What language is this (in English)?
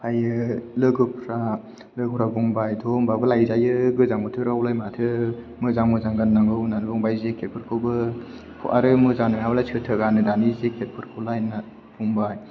Bodo